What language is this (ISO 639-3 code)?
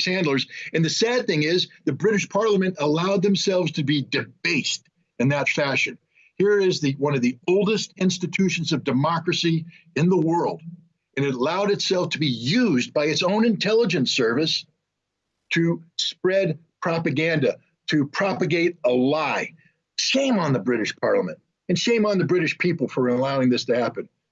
eng